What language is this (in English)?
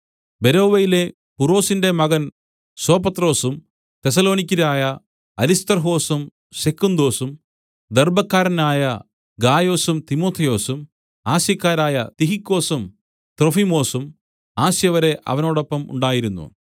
Malayalam